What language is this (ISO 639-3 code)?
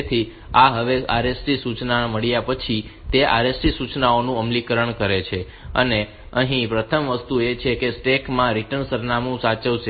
guj